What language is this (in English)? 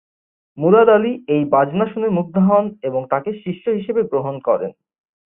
Bangla